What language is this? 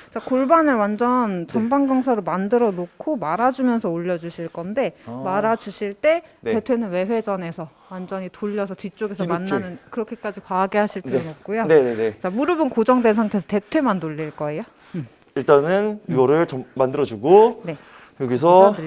Korean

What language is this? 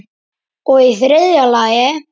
Icelandic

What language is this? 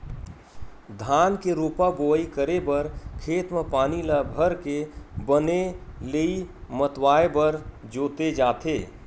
Chhattisgarhi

